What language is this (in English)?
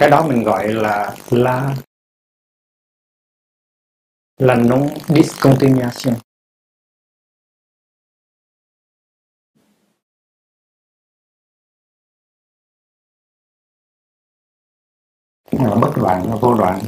Vietnamese